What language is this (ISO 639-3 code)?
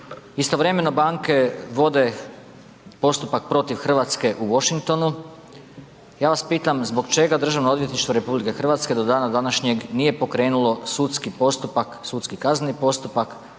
hrv